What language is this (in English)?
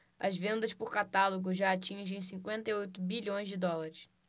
Portuguese